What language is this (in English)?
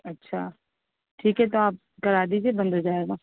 Urdu